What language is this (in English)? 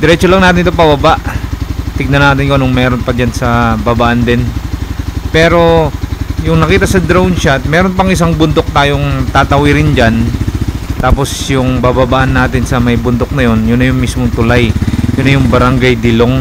Filipino